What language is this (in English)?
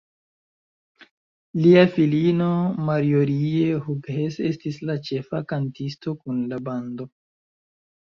Esperanto